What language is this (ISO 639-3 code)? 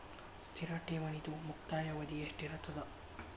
kan